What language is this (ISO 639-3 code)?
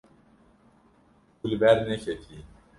kur